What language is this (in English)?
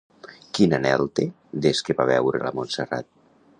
Catalan